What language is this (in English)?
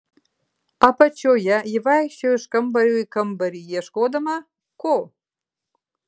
Lithuanian